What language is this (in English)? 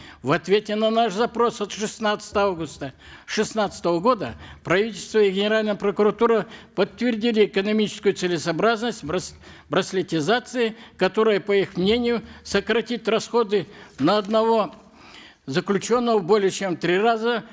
Kazakh